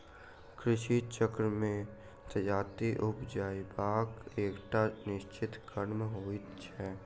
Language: Maithili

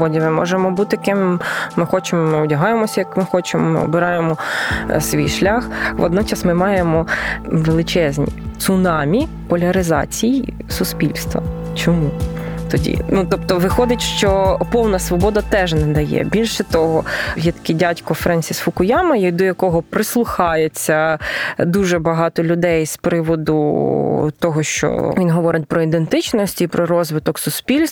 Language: Ukrainian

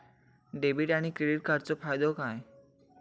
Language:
Marathi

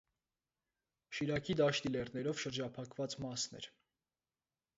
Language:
Armenian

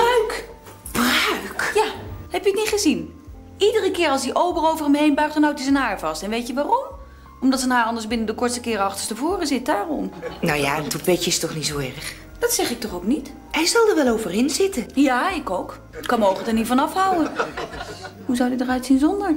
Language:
Dutch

